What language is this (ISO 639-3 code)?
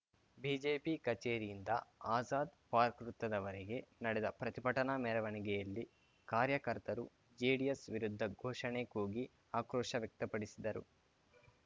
kan